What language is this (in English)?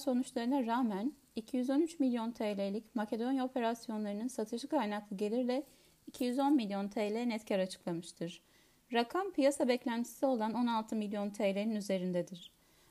Turkish